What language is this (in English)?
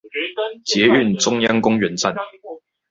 Chinese